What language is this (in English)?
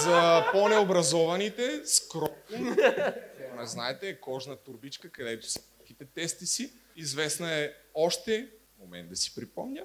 Bulgarian